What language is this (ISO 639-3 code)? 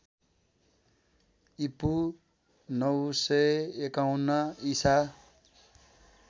nep